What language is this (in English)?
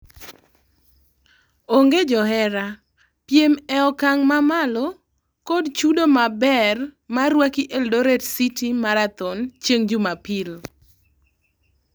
Luo (Kenya and Tanzania)